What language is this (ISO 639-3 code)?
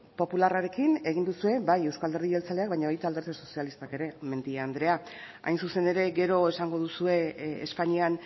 eus